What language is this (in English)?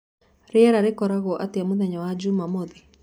Kikuyu